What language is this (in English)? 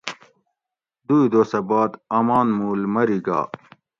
Gawri